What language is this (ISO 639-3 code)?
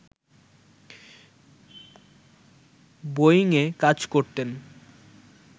ben